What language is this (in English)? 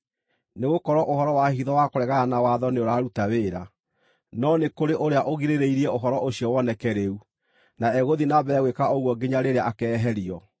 Kikuyu